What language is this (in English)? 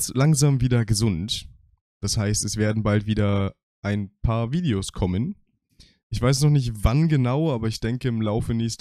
German